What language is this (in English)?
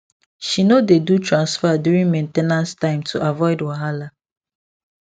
Nigerian Pidgin